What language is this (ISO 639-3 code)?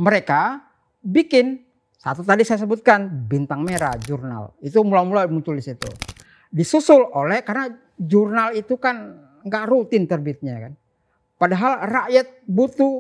ind